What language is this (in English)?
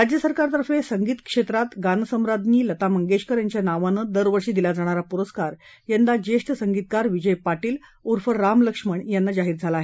Marathi